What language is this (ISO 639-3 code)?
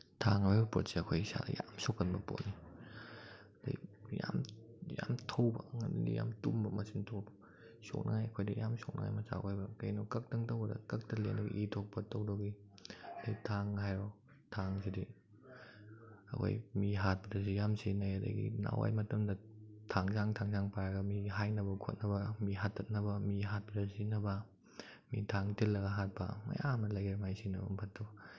mni